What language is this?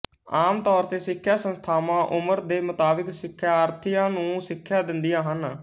Punjabi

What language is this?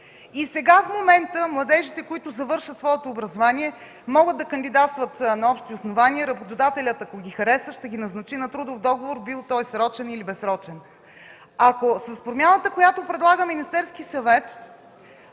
Bulgarian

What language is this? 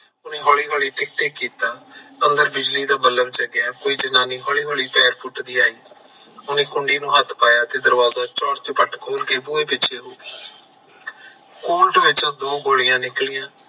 Punjabi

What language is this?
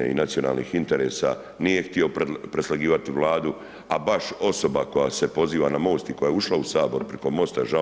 Croatian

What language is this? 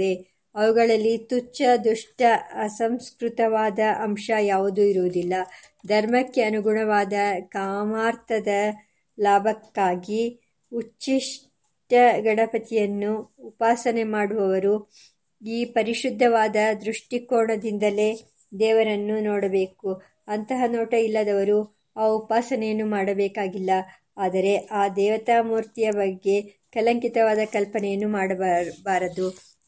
Kannada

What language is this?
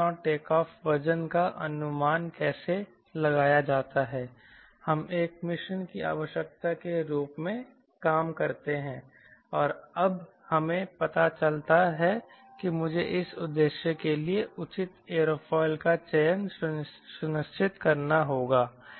Hindi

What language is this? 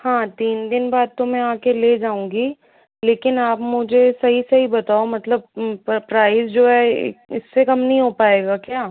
Hindi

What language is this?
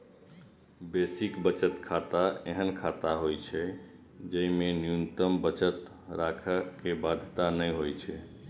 Maithili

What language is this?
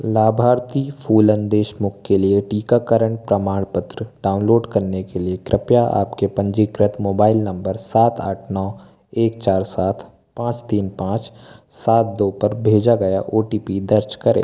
Hindi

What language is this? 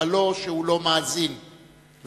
Hebrew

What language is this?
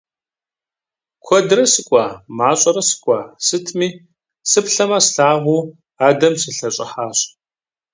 Kabardian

